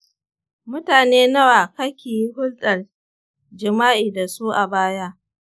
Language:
Hausa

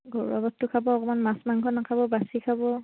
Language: Assamese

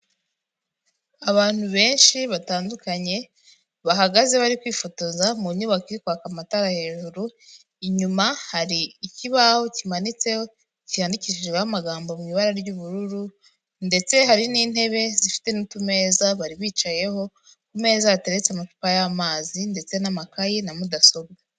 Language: Kinyarwanda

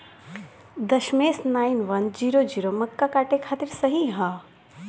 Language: Bhojpuri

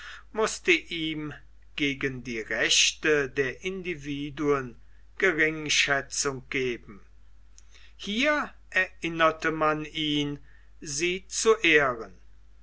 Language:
German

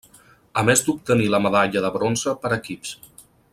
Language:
Catalan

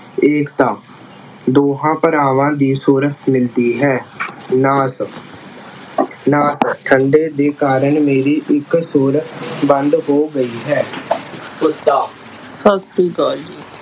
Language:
Punjabi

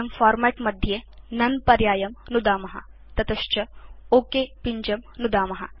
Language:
Sanskrit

